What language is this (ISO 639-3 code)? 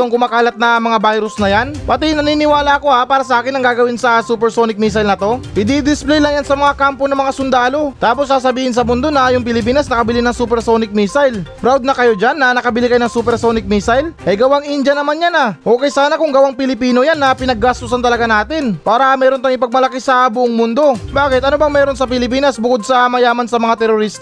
fil